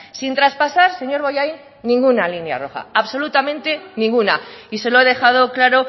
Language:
Spanish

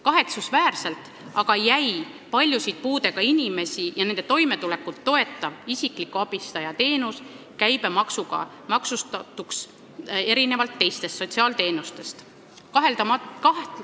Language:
Estonian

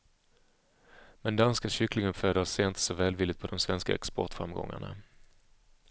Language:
Swedish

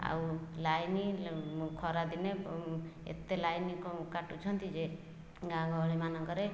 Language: Odia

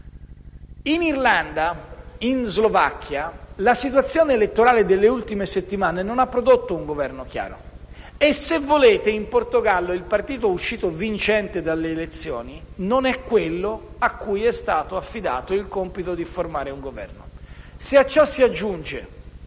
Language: Italian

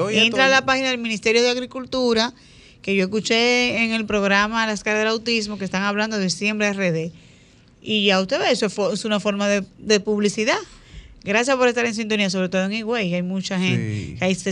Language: Spanish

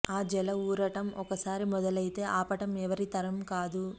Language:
Telugu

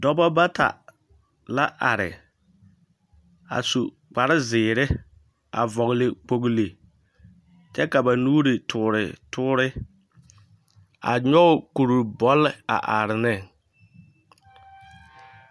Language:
Southern Dagaare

